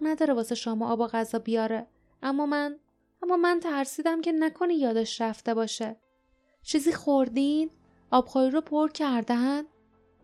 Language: Persian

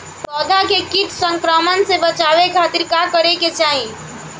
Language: Bhojpuri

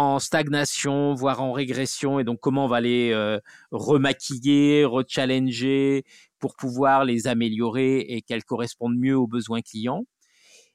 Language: French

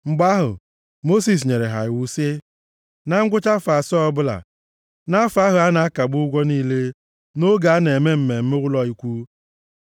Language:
Igbo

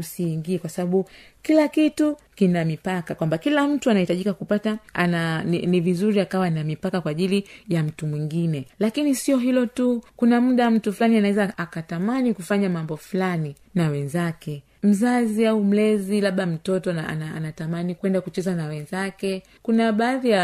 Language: Swahili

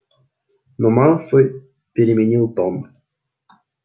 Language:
Russian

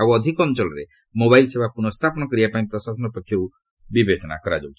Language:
Odia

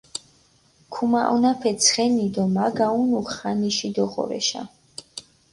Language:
Mingrelian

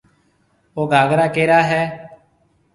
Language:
Marwari (Pakistan)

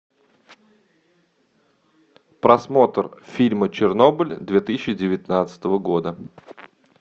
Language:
Russian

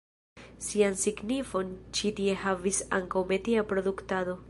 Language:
Esperanto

